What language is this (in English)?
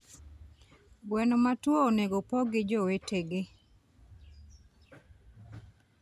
Luo (Kenya and Tanzania)